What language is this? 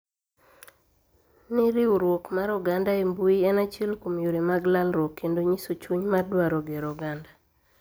Luo (Kenya and Tanzania)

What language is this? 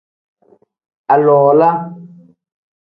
Tem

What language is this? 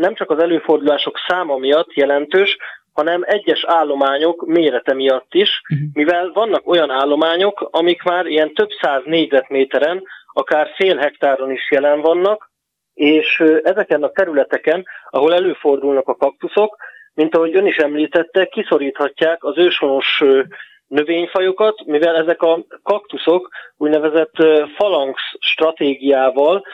Hungarian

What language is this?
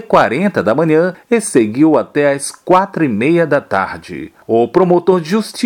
Portuguese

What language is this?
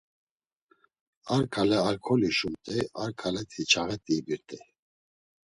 Laz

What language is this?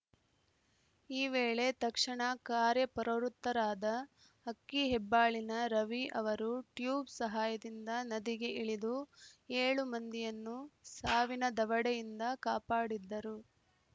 Kannada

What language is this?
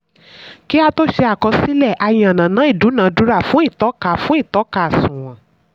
Yoruba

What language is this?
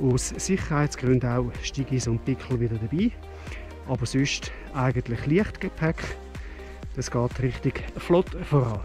German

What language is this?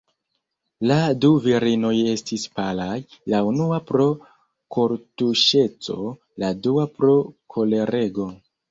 Esperanto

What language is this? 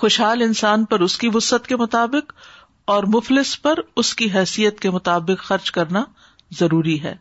Urdu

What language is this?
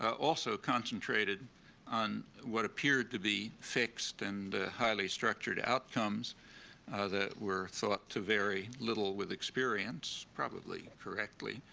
English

